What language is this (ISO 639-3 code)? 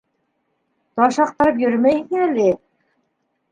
bak